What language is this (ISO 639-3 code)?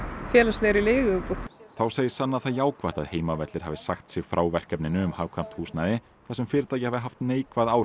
isl